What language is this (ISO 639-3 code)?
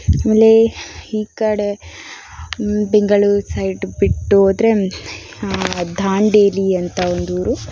kan